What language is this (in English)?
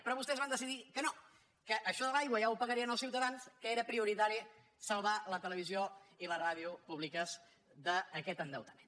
Catalan